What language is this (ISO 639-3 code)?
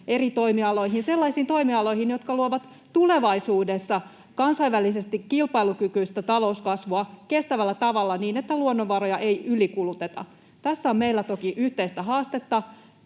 fin